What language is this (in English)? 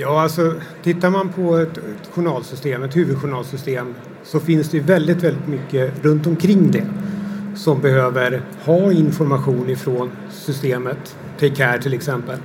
Swedish